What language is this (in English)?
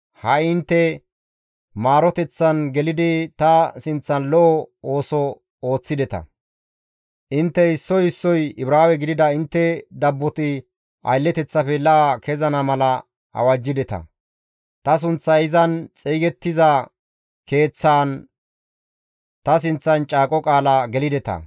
Gamo